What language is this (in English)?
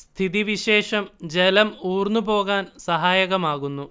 Malayalam